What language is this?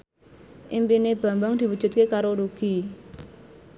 Javanese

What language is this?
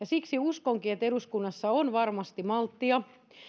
Finnish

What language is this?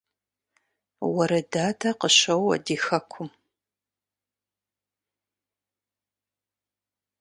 Kabardian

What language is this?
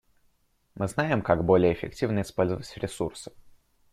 Russian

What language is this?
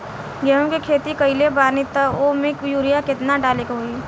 Bhojpuri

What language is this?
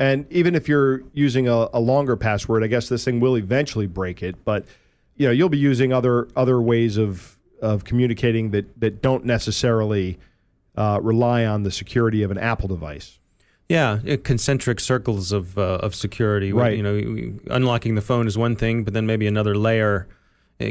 English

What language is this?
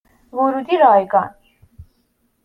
Persian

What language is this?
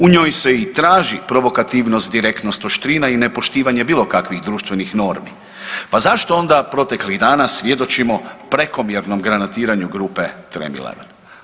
Croatian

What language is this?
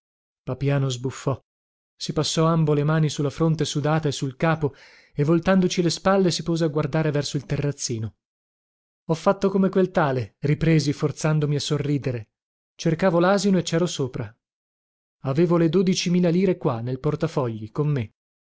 Italian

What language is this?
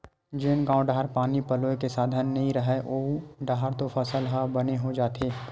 Chhattisgarhi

